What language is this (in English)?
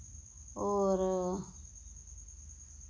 Dogri